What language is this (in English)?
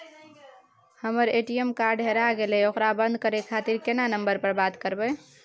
Maithili